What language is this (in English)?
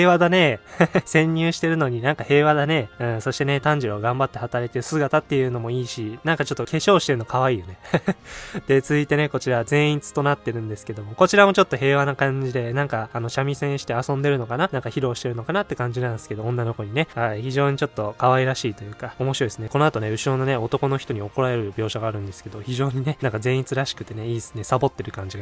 Japanese